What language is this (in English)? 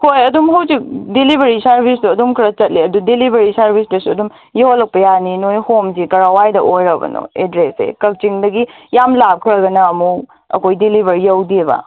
Manipuri